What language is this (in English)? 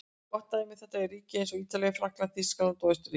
Icelandic